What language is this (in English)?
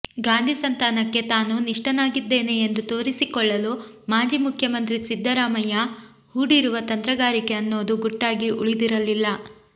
Kannada